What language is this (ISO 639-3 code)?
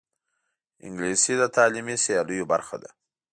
pus